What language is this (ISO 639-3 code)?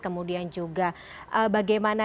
ind